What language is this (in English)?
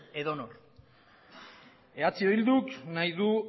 Basque